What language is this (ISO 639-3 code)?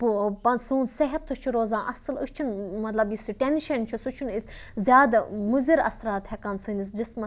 kas